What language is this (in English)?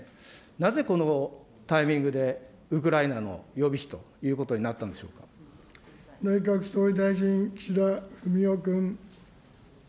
Japanese